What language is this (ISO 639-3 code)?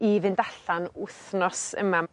cym